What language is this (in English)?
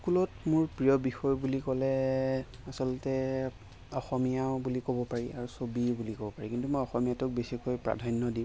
Assamese